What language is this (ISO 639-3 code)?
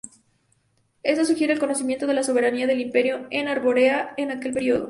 spa